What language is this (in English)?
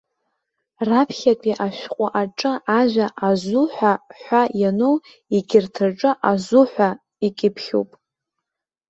Abkhazian